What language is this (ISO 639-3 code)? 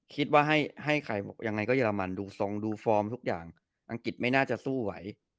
tha